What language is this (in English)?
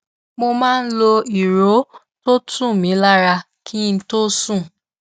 Yoruba